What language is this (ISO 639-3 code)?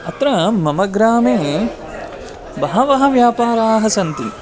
san